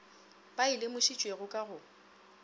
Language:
Northern Sotho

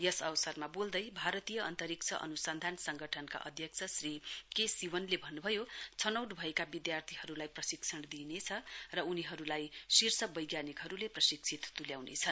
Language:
Nepali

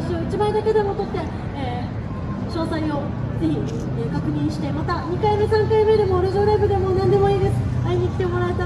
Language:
Japanese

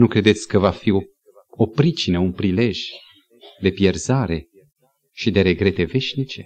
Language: Romanian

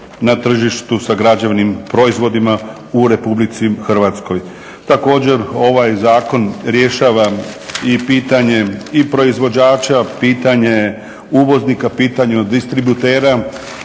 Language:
Croatian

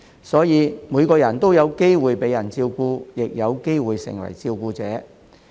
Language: Cantonese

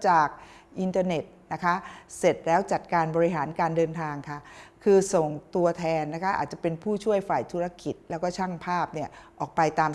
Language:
Thai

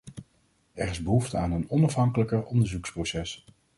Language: Dutch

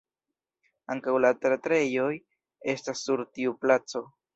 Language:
Esperanto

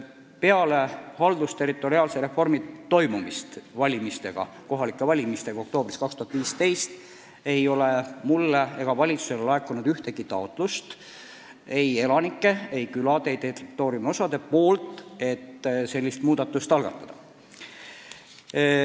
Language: Estonian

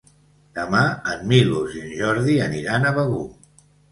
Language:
Catalan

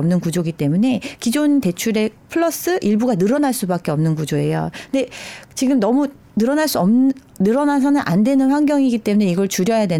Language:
Korean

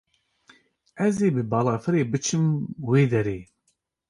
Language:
Kurdish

